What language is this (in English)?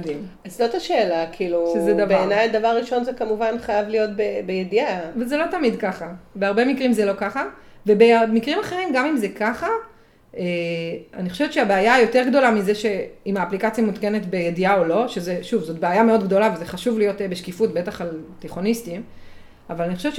Hebrew